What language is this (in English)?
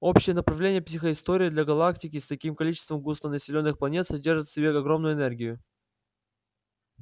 Russian